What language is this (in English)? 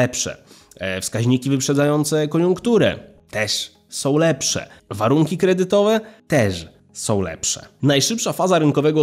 Polish